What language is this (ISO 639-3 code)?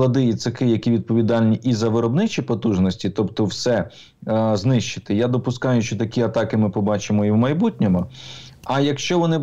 ukr